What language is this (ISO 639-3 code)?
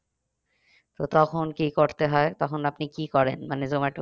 ben